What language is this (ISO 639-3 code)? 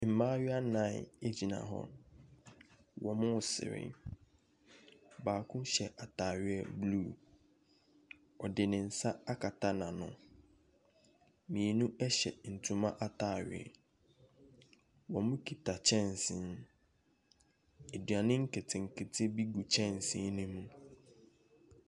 aka